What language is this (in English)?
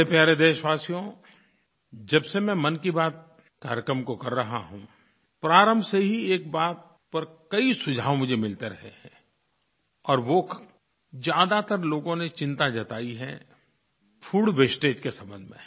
Hindi